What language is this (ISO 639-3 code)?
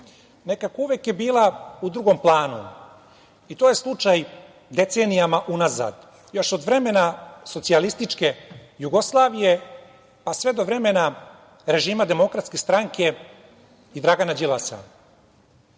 srp